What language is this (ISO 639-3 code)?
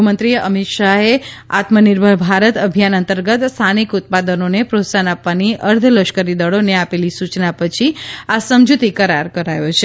guj